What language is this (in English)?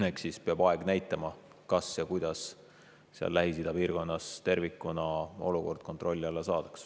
Estonian